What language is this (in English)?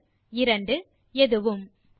Tamil